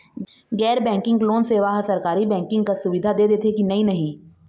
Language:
Chhattisgarhi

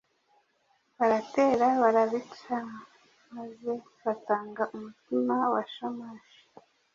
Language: Kinyarwanda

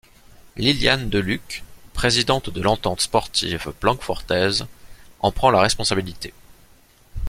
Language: French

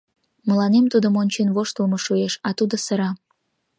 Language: Mari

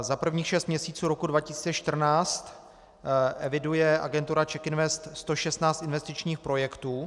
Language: Czech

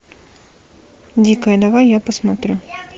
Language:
Russian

